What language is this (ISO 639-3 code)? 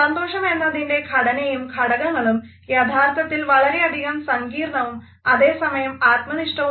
mal